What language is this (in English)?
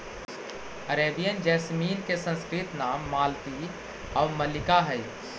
Magahi